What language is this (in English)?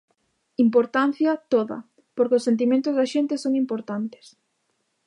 Galician